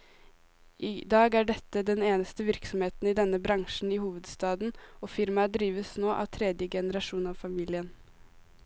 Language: Norwegian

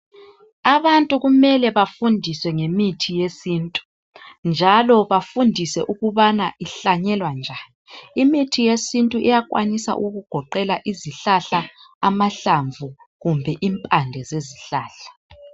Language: North Ndebele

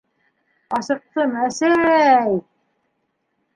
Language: Bashkir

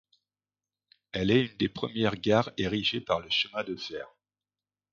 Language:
French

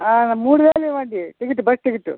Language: Telugu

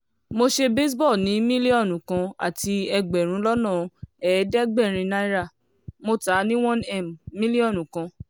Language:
Yoruba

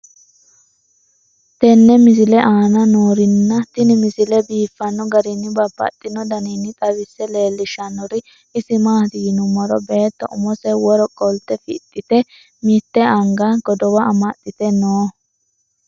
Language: Sidamo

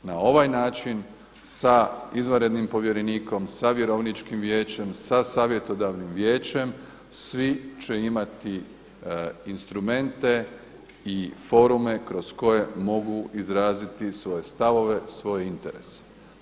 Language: Croatian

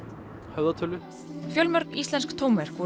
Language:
Icelandic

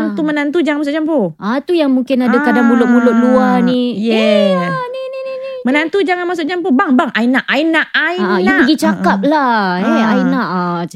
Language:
Malay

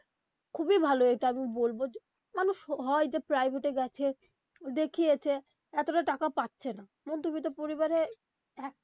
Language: Bangla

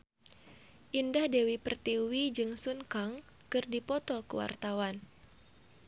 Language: Sundanese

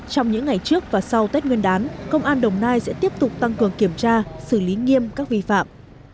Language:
Vietnamese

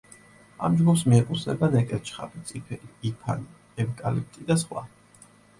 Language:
Georgian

